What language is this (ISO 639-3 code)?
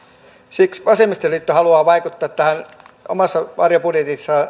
fin